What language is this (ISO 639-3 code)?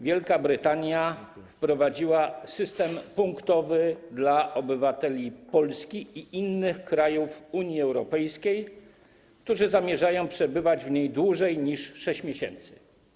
pol